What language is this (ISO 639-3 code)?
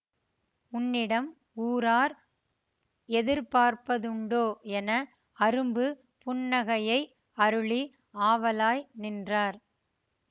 tam